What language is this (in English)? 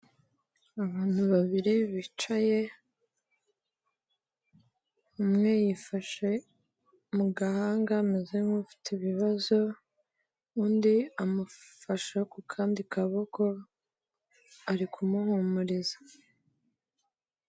Kinyarwanda